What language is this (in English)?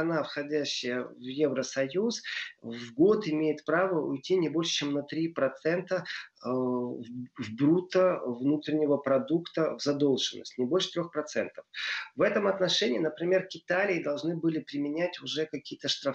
Russian